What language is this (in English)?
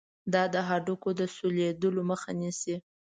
Pashto